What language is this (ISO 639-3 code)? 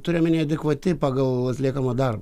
lit